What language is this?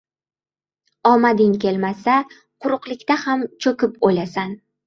Uzbek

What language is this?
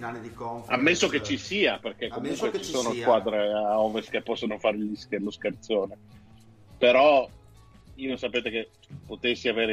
Italian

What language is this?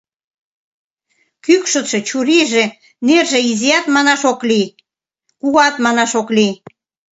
Mari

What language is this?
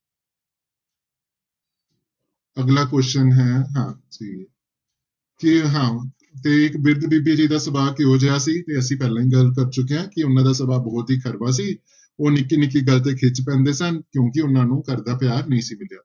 Punjabi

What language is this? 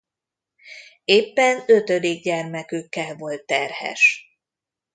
Hungarian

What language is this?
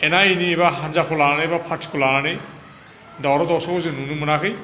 Bodo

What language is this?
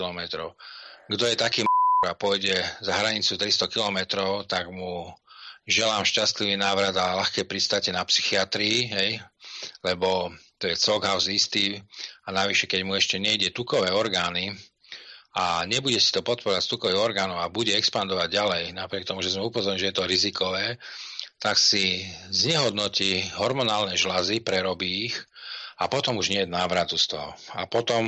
Slovak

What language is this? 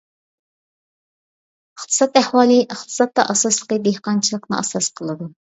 Uyghur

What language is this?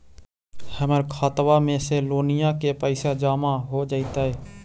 Magahi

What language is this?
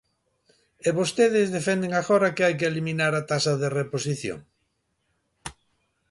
Galician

